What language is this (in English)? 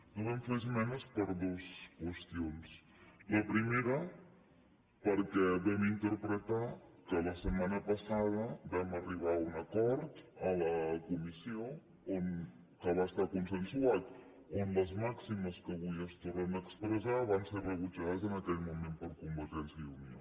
Catalan